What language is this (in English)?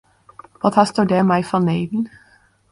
Western Frisian